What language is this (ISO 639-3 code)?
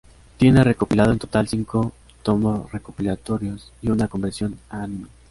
spa